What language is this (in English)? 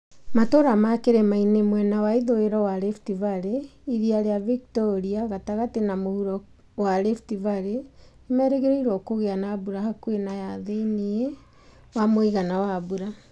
Kikuyu